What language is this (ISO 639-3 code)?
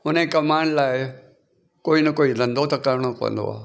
snd